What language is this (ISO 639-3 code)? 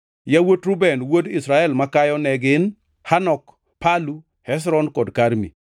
luo